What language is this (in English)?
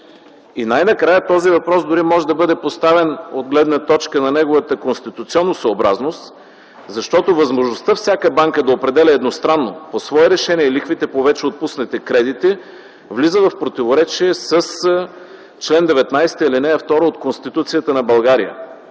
Bulgarian